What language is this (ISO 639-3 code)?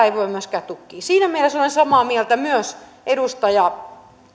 fin